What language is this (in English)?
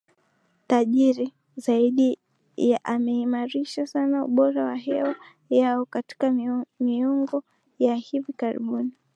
Swahili